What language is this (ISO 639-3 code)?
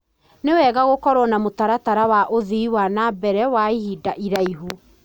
kik